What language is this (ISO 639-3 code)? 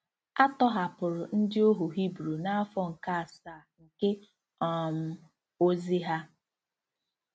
ibo